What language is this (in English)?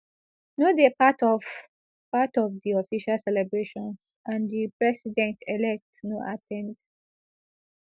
Nigerian Pidgin